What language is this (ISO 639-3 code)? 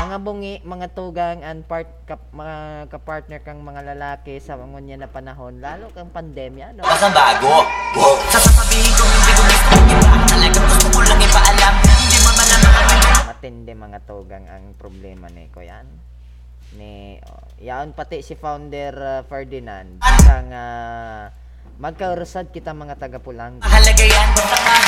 fil